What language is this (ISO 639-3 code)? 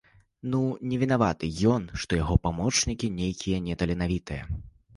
bel